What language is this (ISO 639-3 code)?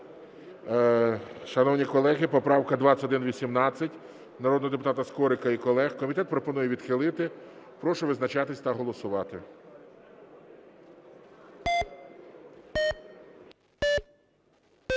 ukr